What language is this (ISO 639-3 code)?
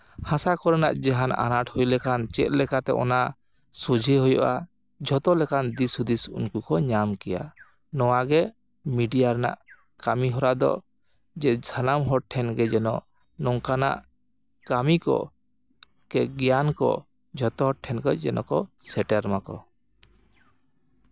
sat